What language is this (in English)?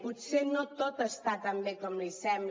Catalan